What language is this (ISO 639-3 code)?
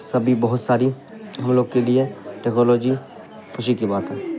urd